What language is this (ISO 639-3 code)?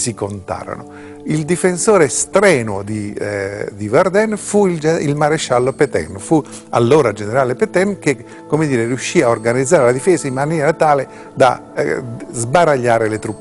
ita